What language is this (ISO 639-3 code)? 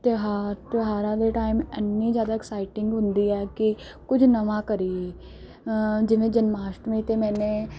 pan